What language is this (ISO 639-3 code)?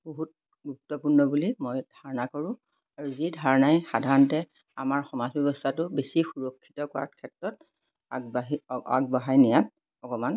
asm